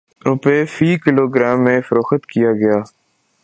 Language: Urdu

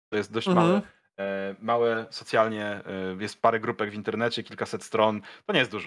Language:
Polish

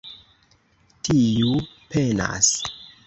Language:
Esperanto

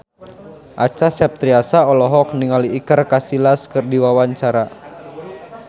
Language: Sundanese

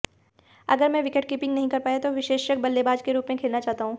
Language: Hindi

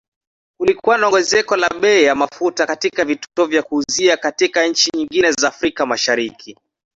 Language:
Swahili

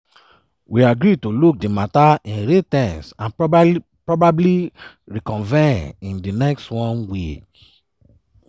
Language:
Nigerian Pidgin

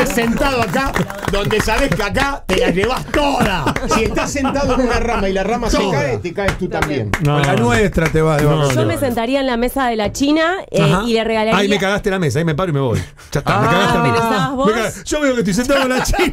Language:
Spanish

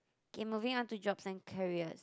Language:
English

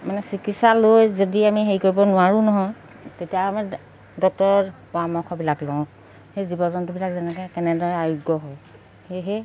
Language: Assamese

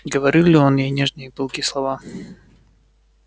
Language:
Russian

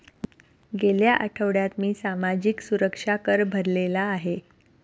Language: Marathi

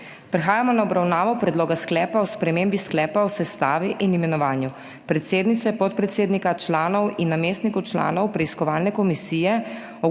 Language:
Slovenian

